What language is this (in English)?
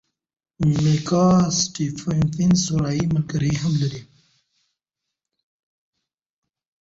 Pashto